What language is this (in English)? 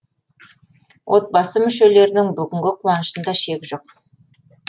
Kazakh